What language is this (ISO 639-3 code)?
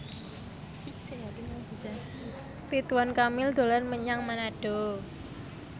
jav